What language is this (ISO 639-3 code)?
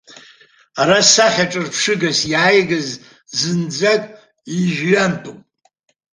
abk